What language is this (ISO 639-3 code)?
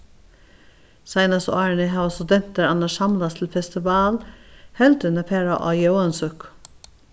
fao